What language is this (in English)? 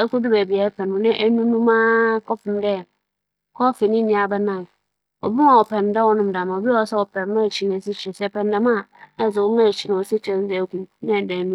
Akan